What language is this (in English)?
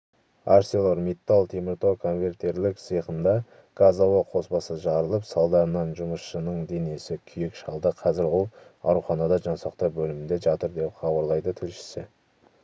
Kazakh